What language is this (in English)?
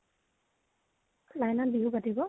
Assamese